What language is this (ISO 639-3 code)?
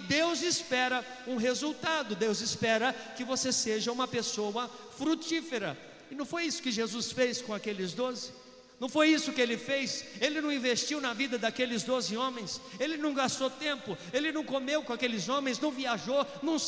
por